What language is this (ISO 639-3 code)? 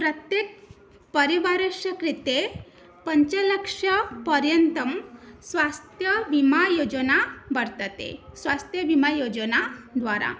san